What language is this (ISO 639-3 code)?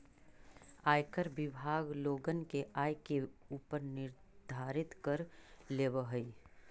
mag